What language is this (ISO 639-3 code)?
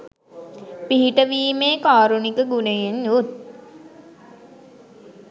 sin